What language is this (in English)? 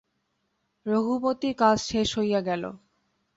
Bangla